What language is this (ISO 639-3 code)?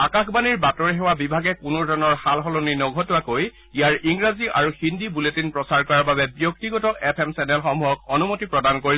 asm